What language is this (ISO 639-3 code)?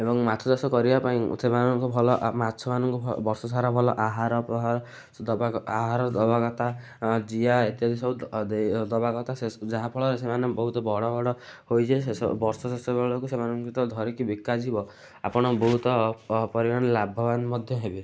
ori